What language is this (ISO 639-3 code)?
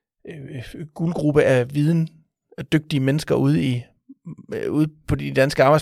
dan